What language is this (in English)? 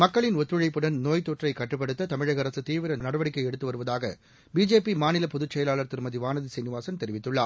Tamil